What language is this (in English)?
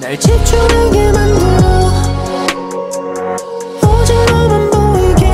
Korean